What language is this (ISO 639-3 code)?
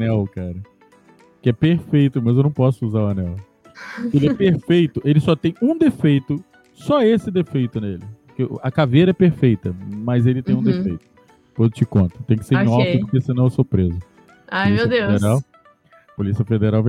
por